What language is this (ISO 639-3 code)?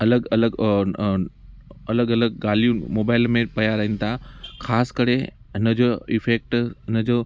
snd